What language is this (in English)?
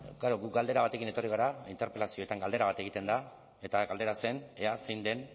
Basque